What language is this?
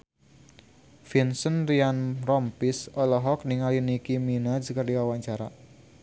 Sundanese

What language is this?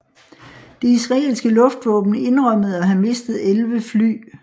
Danish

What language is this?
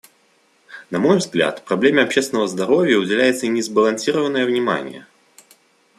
Russian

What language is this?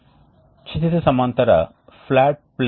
Telugu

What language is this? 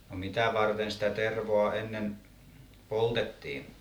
Finnish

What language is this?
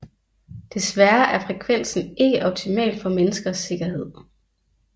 Danish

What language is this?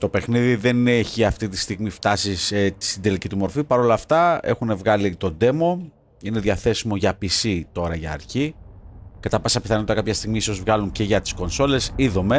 Greek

